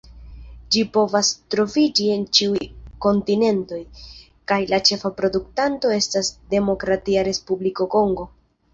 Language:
Esperanto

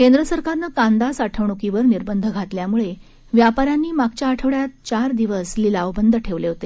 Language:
Marathi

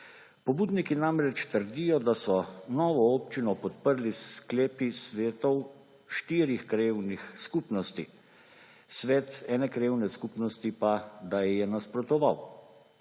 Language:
Slovenian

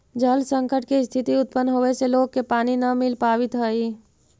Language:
Magahi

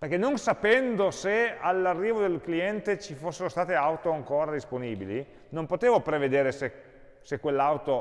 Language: Italian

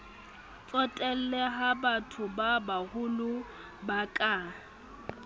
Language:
Southern Sotho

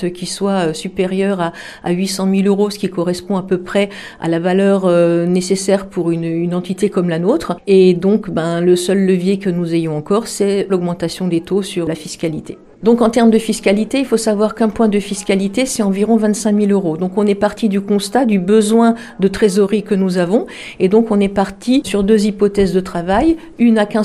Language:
French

